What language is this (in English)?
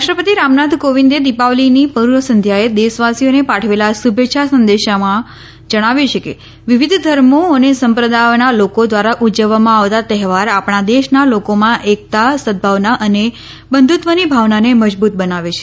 Gujarati